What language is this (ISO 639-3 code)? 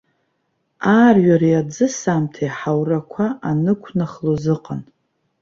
abk